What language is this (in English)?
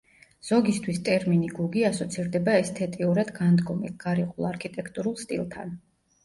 Georgian